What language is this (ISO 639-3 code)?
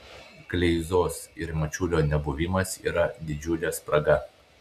lit